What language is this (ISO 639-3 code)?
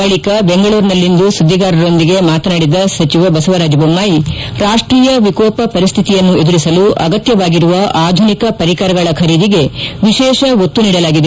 kan